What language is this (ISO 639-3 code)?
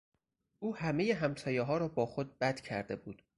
fas